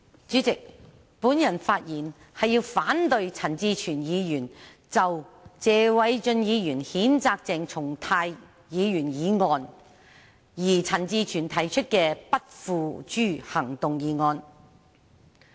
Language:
Cantonese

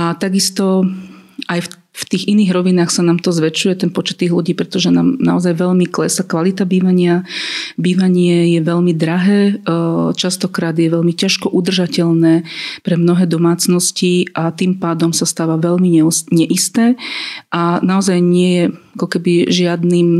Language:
Slovak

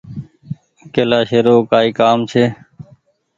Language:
Goaria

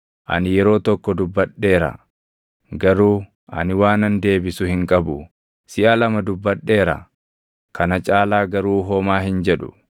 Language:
Oromo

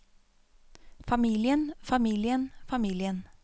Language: Norwegian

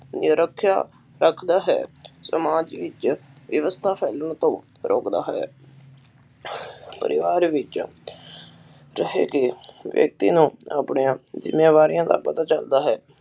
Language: Punjabi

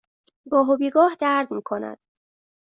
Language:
Persian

